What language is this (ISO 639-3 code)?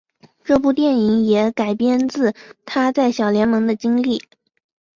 zho